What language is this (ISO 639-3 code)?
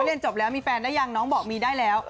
tha